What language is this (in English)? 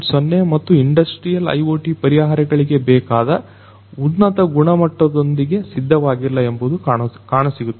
Kannada